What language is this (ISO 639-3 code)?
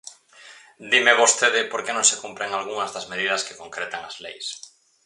glg